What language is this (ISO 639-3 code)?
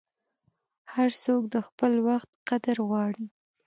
pus